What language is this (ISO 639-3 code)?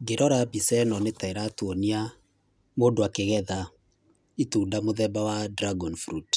kik